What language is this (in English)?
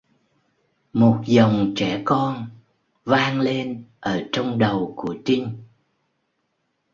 Vietnamese